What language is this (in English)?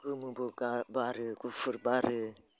Bodo